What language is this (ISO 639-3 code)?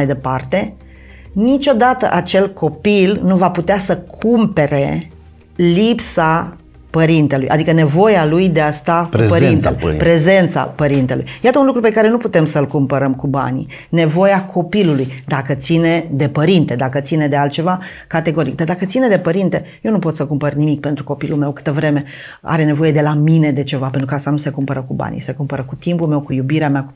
ron